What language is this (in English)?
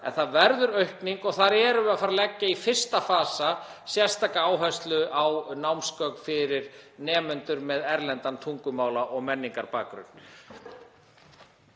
Icelandic